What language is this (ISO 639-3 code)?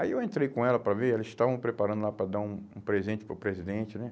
por